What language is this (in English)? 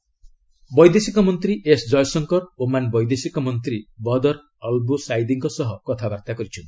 Odia